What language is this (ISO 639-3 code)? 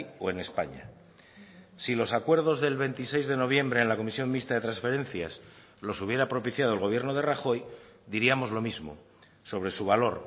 spa